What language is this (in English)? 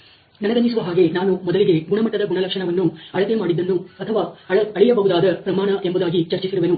Kannada